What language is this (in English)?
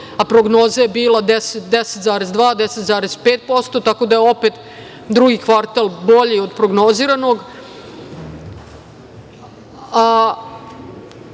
Serbian